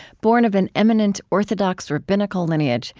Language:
English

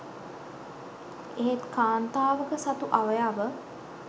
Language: Sinhala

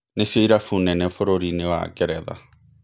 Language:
Kikuyu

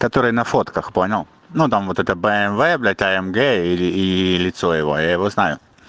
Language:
Russian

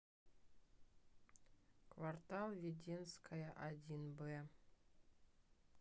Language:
Russian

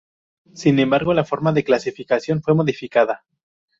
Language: Spanish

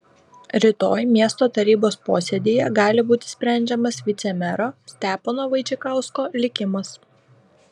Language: Lithuanian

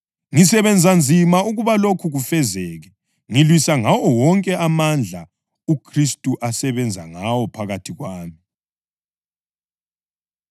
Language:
North Ndebele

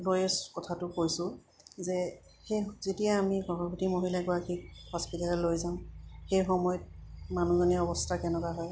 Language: Assamese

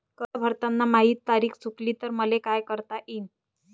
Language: Marathi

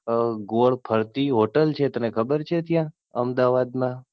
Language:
Gujarati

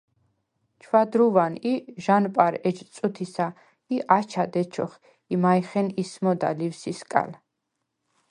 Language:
Svan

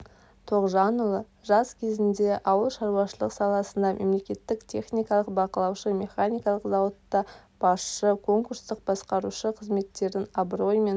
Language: Kazakh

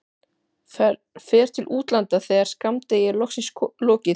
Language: Icelandic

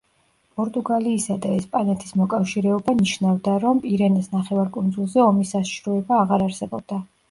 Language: Georgian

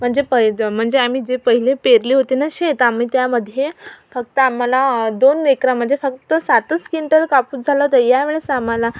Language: Marathi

